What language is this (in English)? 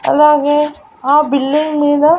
Telugu